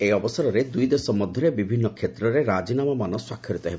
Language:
Odia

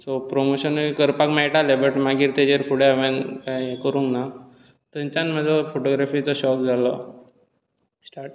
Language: Konkani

